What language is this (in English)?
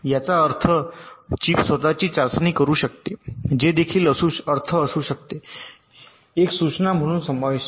Marathi